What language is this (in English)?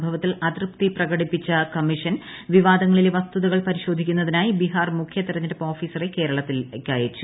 Malayalam